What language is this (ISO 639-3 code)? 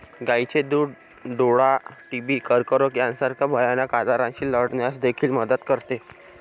mar